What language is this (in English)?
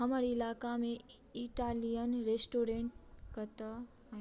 Maithili